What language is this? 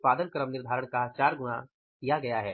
Hindi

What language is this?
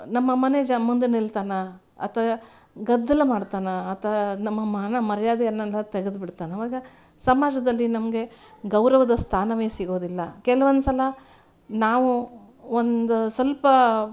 Kannada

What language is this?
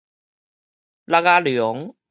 Min Nan Chinese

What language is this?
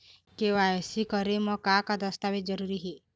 Chhattisgarhi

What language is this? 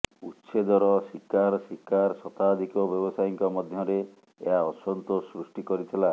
Odia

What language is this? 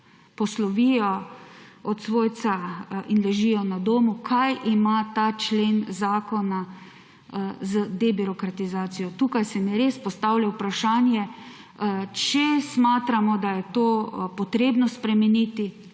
Slovenian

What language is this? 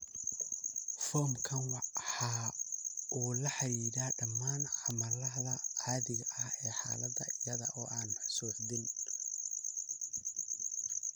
Somali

